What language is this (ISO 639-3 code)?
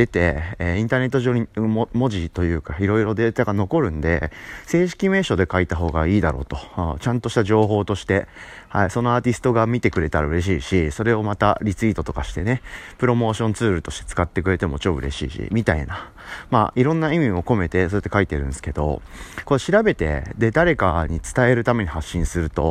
jpn